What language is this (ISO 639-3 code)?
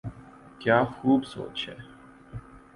urd